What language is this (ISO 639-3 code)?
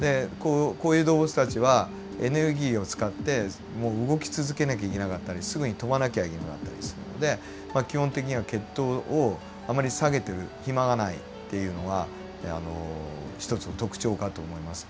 jpn